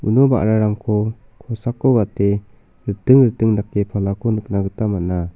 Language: Garo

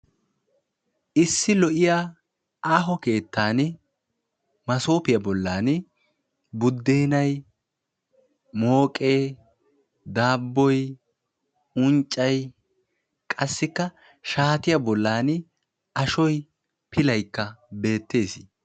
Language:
Wolaytta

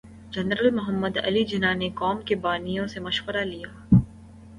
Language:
Urdu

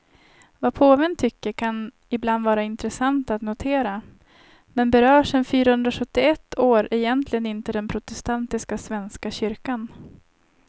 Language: Swedish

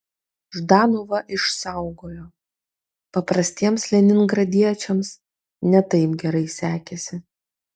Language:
Lithuanian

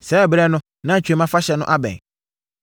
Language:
Akan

